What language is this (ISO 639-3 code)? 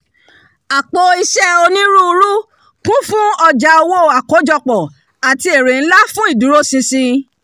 yor